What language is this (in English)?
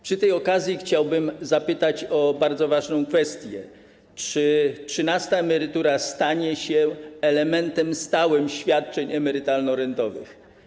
Polish